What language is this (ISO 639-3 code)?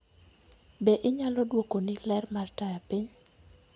luo